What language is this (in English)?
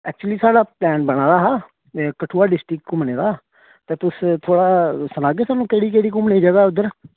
Dogri